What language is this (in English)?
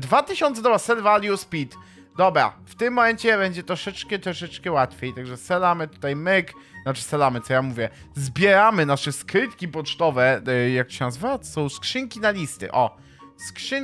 Polish